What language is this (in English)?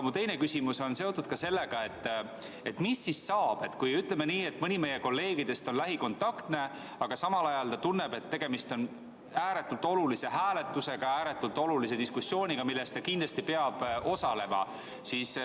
Estonian